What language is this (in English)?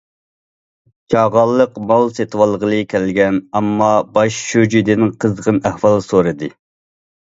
Uyghur